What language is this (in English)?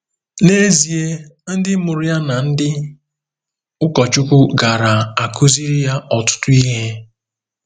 Igbo